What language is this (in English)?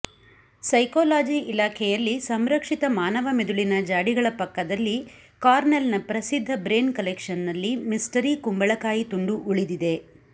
Kannada